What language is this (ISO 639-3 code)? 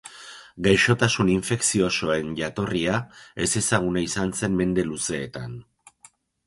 eus